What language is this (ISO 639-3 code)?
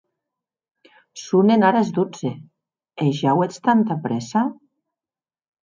oci